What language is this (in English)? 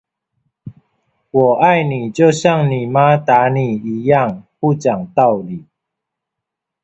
Chinese